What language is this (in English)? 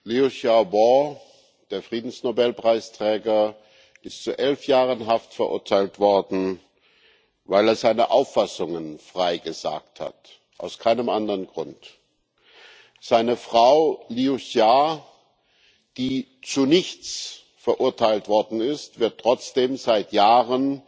German